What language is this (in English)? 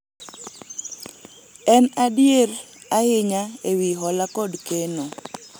Luo (Kenya and Tanzania)